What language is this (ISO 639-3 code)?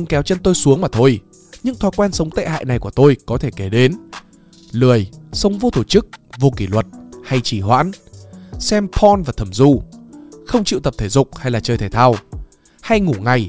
vie